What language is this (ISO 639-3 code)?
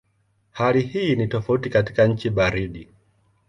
swa